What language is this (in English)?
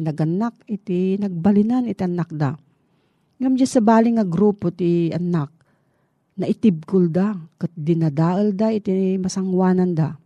Filipino